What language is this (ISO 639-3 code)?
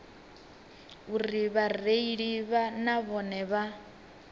ven